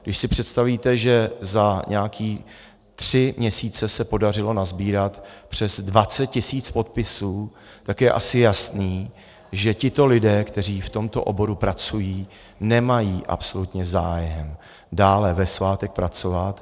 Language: Czech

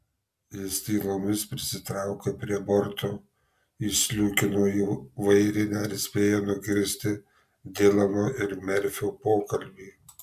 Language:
Lithuanian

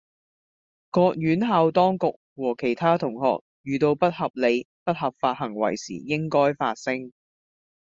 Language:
Cantonese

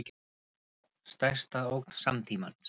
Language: Icelandic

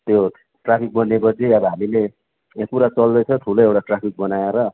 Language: Nepali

